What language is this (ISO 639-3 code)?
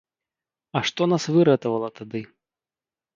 bel